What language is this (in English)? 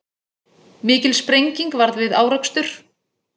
Icelandic